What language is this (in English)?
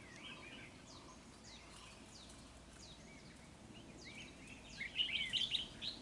Vietnamese